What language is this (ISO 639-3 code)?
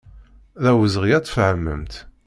kab